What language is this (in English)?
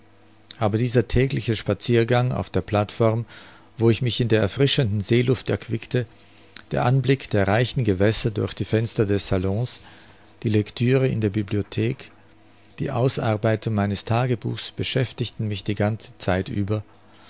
German